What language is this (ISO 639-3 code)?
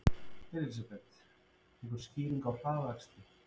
isl